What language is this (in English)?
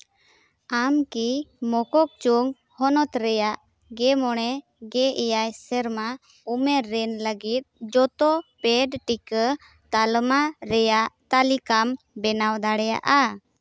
Santali